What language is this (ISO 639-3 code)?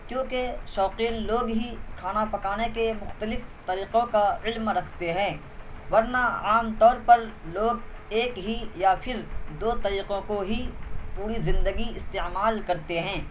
urd